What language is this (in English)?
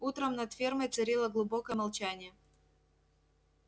Russian